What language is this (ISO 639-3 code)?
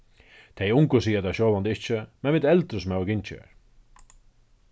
fao